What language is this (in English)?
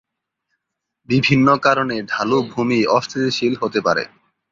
Bangla